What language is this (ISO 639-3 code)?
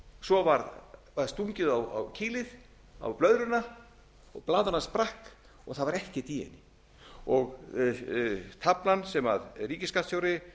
isl